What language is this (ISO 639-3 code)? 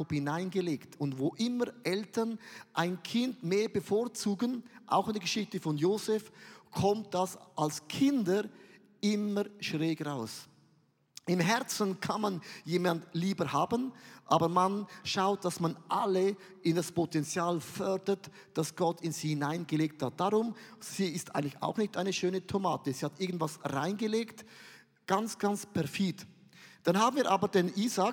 deu